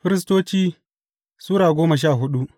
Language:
Hausa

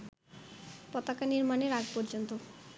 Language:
Bangla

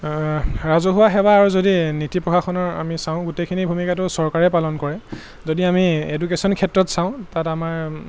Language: Assamese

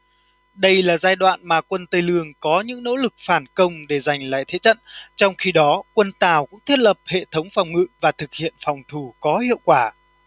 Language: Vietnamese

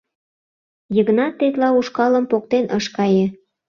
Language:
Mari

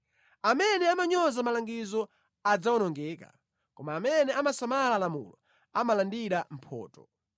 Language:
Nyanja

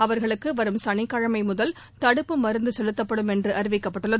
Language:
Tamil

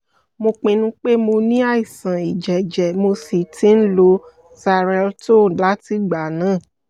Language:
Yoruba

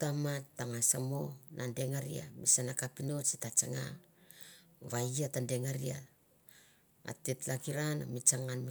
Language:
Mandara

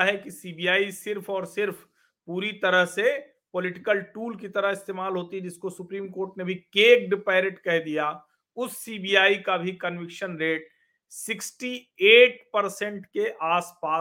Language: Hindi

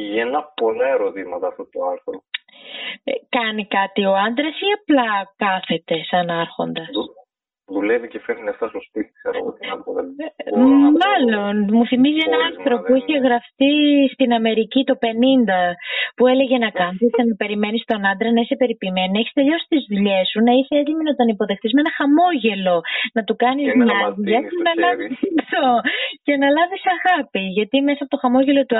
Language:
Greek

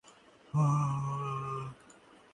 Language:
Bangla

